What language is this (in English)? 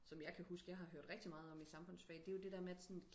Danish